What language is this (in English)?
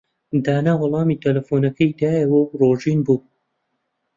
Central Kurdish